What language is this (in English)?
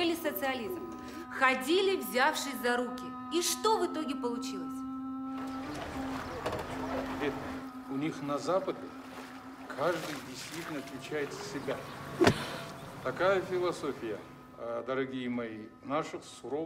Russian